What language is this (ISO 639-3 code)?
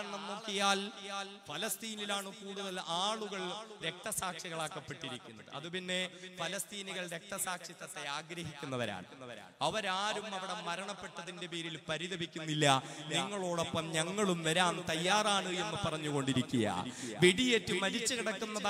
ara